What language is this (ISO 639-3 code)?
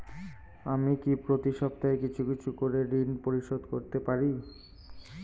ben